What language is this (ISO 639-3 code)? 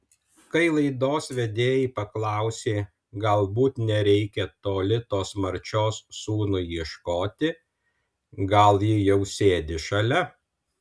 lit